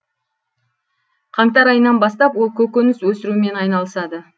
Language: Kazakh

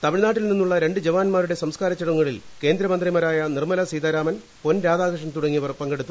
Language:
Malayalam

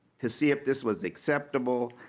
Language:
English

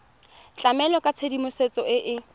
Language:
Tswana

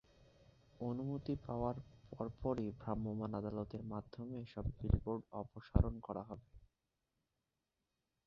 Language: Bangla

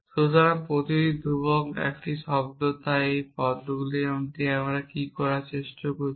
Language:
Bangla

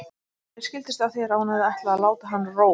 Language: Icelandic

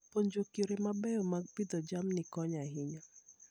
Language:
Luo (Kenya and Tanzania)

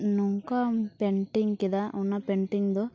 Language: Santali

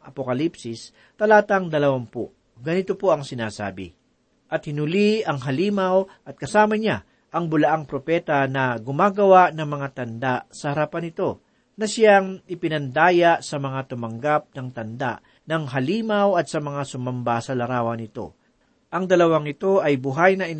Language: Filipino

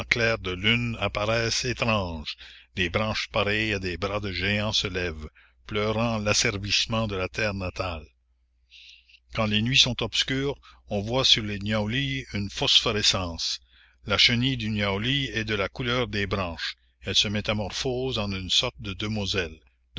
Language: French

